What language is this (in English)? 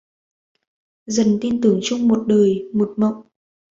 Vietnamese